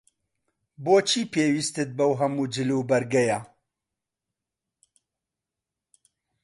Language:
Central Kurdish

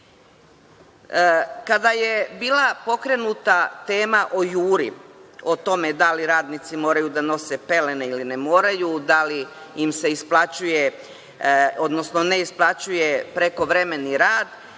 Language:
Serbian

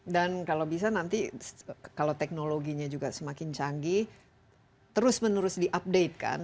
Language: Indonesian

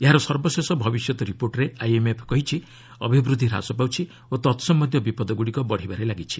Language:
Odia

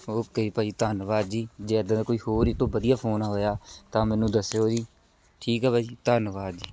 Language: Punjabi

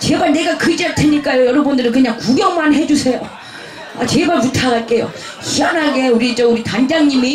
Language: Korean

